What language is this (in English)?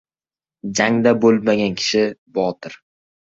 Uzbek